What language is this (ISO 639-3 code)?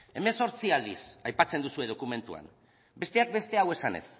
eus